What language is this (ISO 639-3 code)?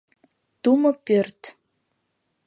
chm